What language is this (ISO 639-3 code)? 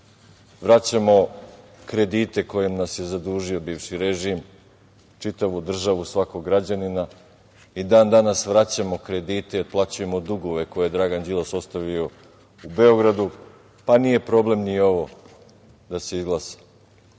srp